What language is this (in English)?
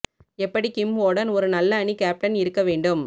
Tamil